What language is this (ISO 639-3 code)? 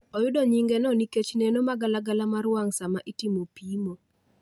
luo